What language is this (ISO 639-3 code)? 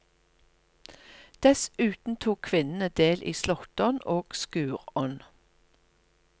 nor